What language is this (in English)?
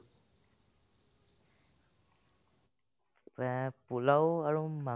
Assamese